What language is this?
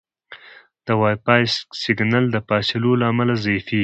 Pashto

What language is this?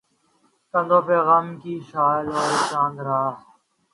Urdu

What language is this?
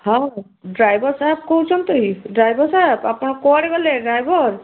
Odia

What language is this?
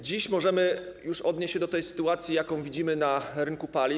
Polish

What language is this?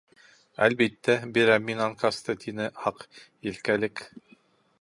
Bashkir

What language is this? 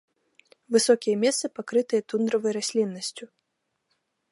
Belarusian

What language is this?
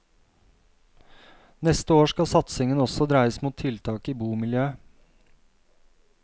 Norwegian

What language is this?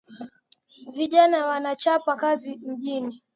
Swahili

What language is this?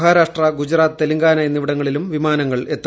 Malayalam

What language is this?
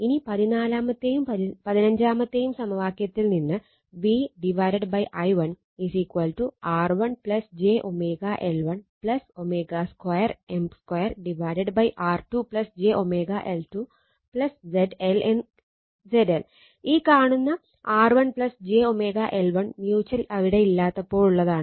Malayalam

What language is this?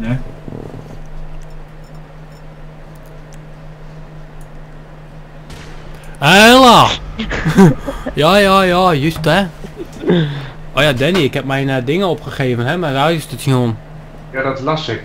Dutch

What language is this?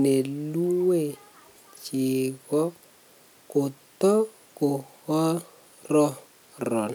Kalenjin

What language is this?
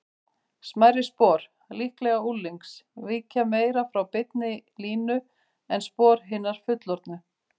Icelandic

